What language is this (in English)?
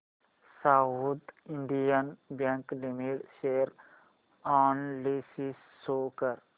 Marathi